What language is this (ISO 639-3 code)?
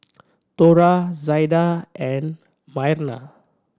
eng